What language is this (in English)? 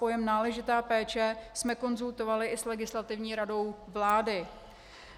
Czech